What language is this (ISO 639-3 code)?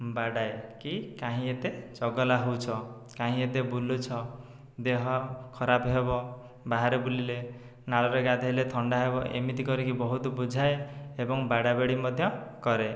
ori